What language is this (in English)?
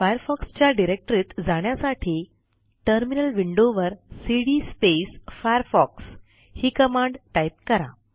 Marathi